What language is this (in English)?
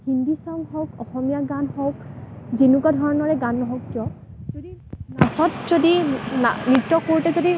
Assamese